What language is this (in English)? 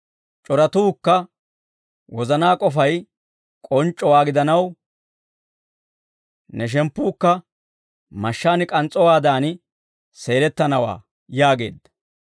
Dawro